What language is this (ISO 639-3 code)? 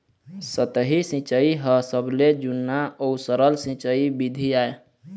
hne